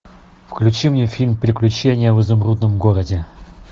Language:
Russian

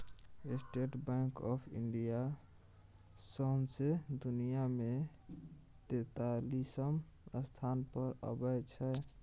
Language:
Maithili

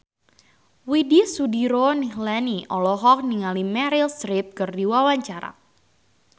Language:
Sundanese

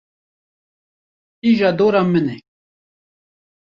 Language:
Kurdish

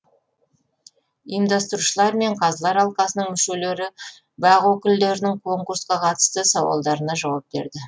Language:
Kazakh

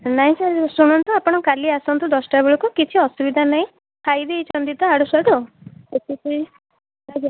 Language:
Odia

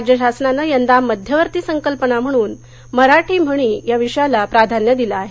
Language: Marathi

